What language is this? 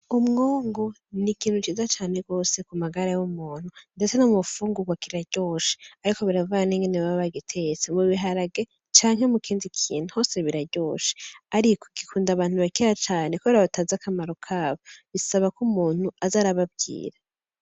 Rundi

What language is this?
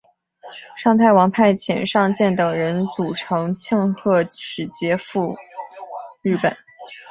Chinese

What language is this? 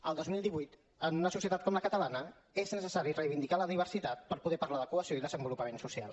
Catalan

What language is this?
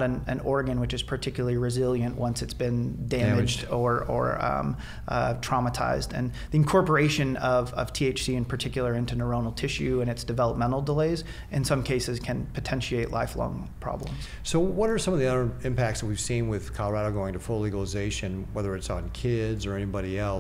English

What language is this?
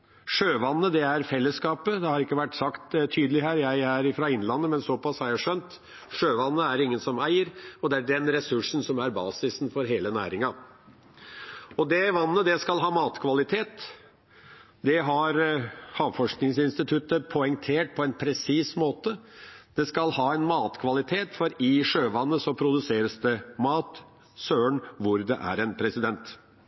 Norwegian Bokmål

